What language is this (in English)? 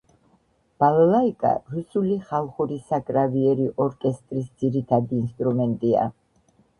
Georgian